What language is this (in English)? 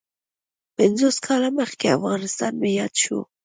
Pashto